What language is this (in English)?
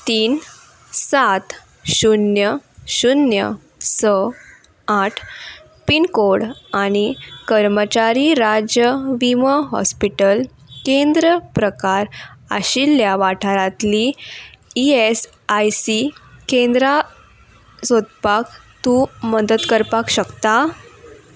Konkani